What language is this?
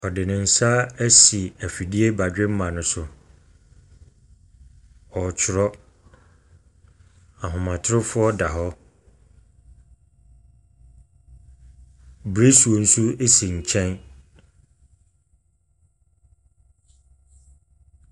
Akan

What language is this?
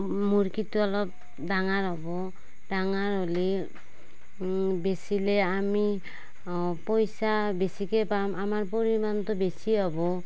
Assamese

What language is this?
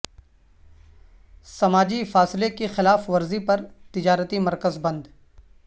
Urdu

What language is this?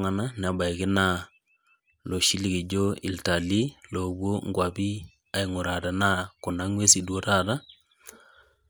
Masai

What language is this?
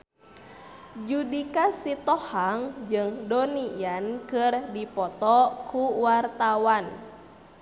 Sundanese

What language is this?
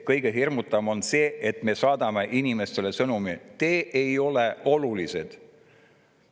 Estonian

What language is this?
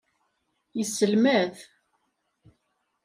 Kabyle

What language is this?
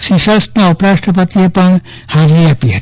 Gujarati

